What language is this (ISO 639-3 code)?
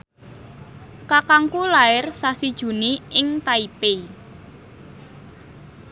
jav